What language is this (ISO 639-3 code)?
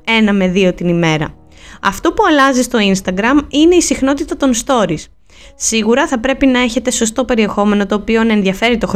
ell